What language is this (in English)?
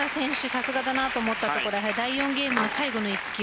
Japanese